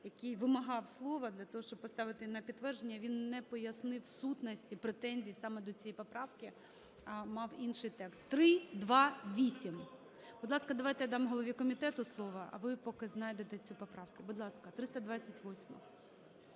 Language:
Ukrainian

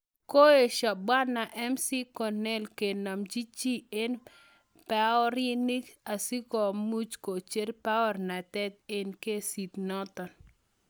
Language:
Kalenjin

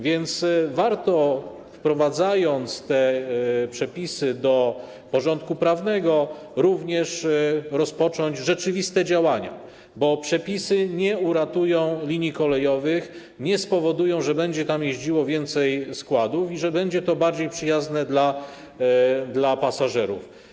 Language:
Polish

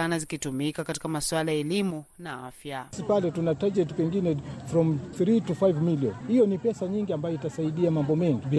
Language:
Swahili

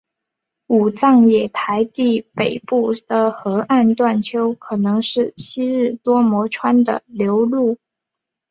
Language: Chinese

